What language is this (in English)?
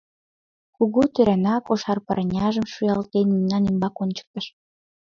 Mari